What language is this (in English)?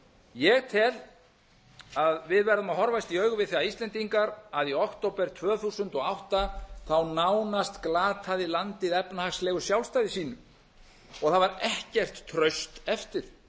Icelandic